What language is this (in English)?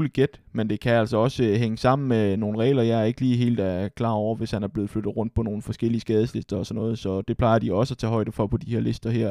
Danish